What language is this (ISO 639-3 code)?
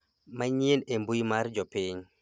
luo